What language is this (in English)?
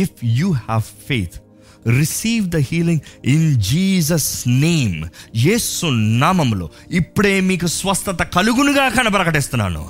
Telugu